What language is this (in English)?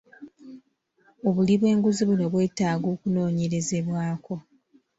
Ganda